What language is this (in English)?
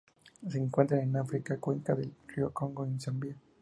Spanish